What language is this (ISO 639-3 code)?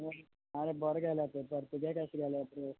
kok